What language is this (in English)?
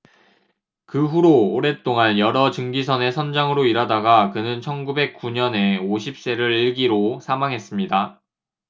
Korean